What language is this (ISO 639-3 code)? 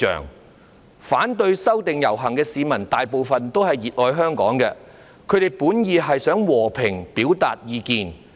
yue